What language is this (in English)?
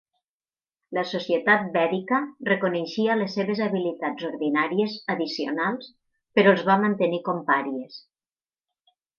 Catalan